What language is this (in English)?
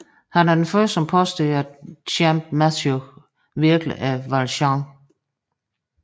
Danish